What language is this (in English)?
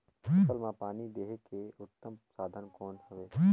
Chhattisgarhi